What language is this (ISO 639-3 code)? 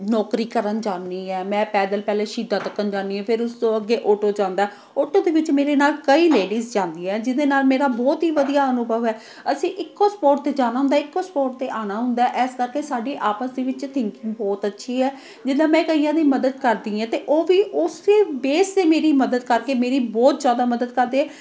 pan